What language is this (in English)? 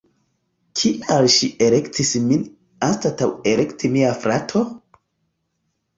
Esperanto